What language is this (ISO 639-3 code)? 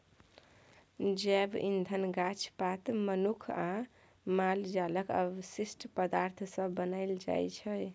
mai